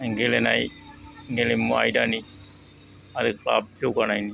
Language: Bodo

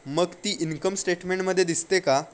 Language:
Marathi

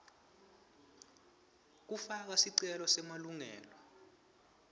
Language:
Swati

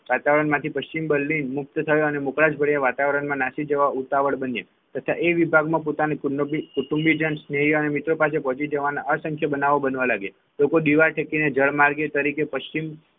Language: Gujarati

